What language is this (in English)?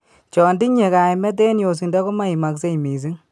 Kalenjin